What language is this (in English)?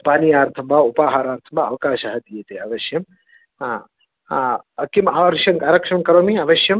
Sanskrit